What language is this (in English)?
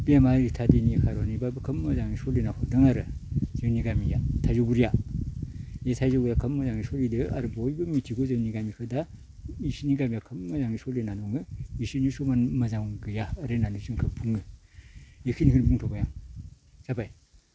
Bodo